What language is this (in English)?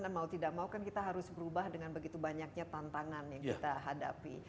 Indonesian